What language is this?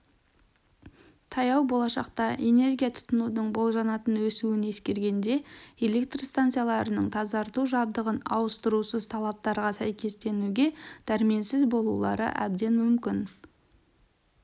Kazakh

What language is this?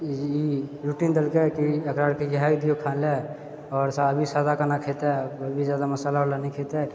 Maithili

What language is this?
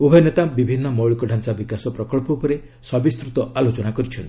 Odia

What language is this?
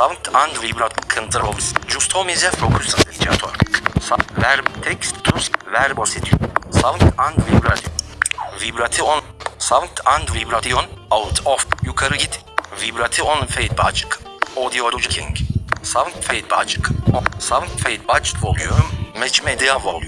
Turkish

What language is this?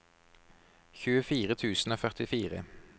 Norwegian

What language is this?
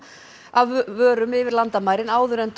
Icelandic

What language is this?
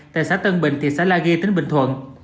Vietnamese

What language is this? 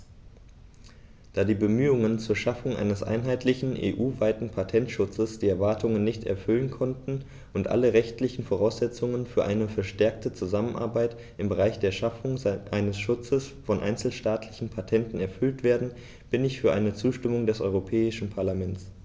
German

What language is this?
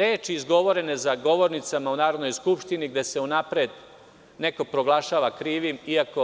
Serbian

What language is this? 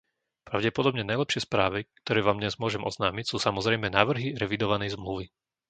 Slovak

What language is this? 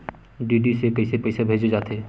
Chhattisgarhi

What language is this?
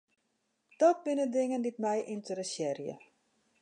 Western Frisian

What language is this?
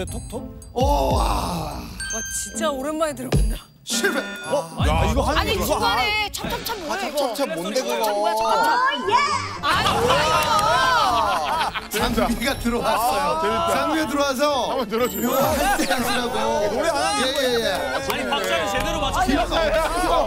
Korean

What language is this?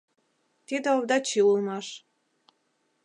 Mari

